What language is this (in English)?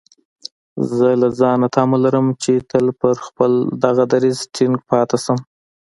Pashto